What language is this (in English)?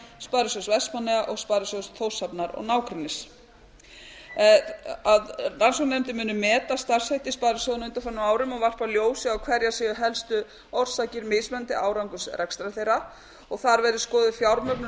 Icelandic